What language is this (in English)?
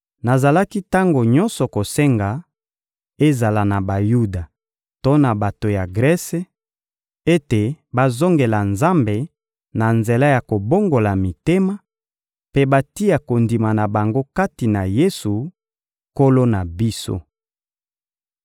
Lingala